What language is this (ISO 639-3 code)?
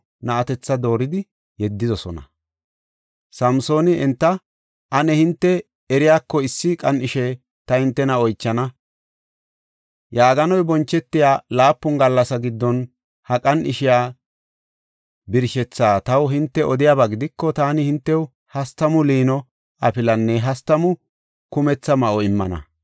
gof